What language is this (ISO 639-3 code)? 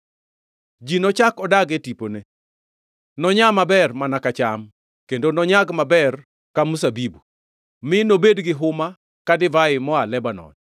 luo